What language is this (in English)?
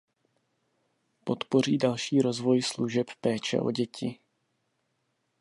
Czech